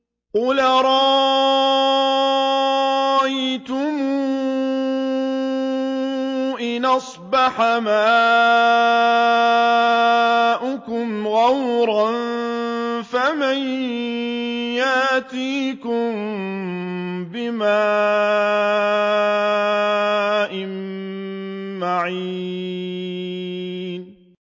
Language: Arabic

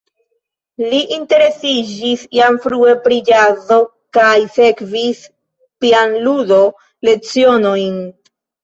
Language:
Esperanto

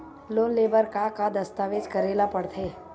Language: Chhattisgarhi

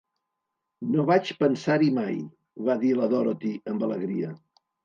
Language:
Catalan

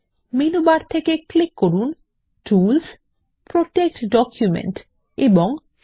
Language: Bangla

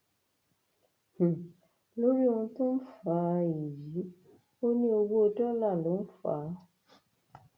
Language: Yoruba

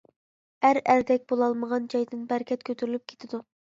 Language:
Uyghur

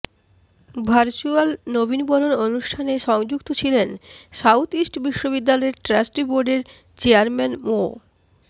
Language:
Bangla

